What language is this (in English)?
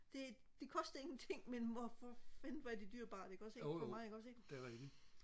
Danish